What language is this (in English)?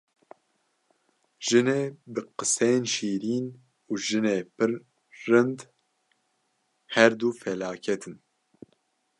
Kurdish